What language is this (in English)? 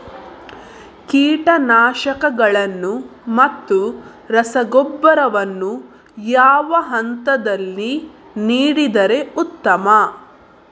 Kannada